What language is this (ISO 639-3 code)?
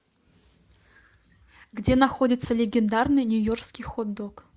rus